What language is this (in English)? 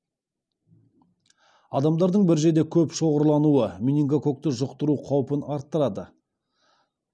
Kazakh